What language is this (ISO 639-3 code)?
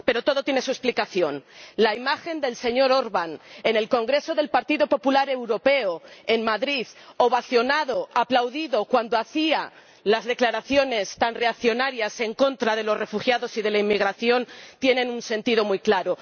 spa